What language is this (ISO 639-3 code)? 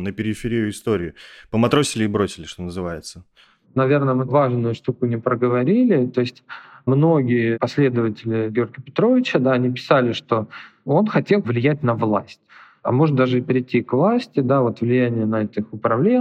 rus